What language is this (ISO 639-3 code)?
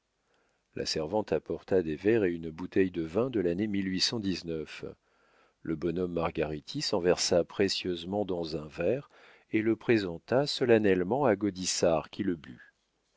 fra